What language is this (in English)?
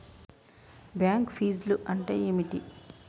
Telugu